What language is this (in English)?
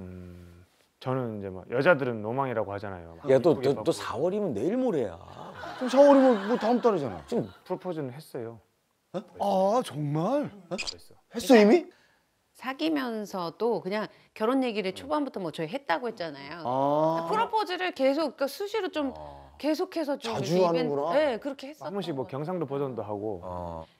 Korean